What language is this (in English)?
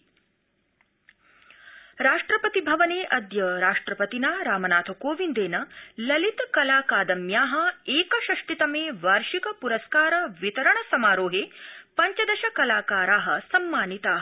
Sanskrit